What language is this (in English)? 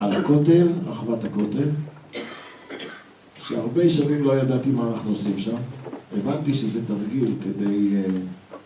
Hebrew